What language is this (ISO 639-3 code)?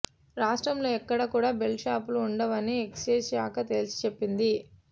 tel